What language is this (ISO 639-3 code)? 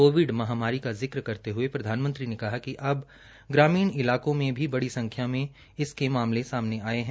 hin